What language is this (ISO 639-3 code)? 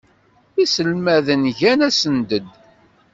kab